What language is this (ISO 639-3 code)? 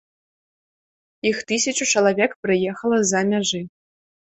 bel